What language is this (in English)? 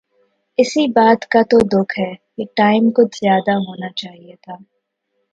Urdu